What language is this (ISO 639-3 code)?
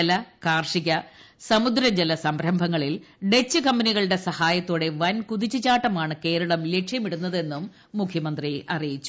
mal